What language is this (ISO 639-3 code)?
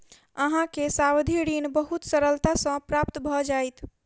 mai